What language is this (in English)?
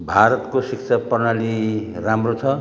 Nepali